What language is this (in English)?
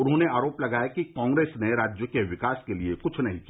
Hindi